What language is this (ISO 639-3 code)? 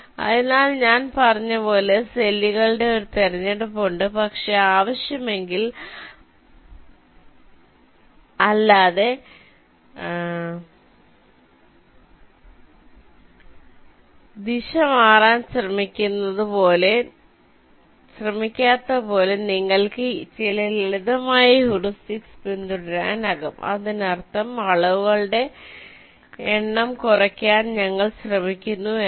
mal